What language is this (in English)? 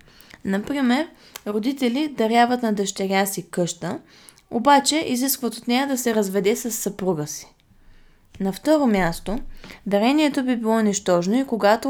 Bulgarian